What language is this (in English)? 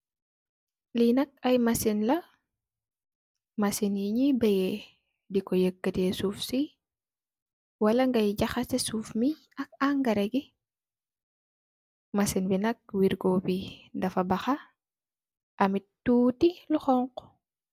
Wolof